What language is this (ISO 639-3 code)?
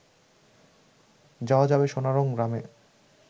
ben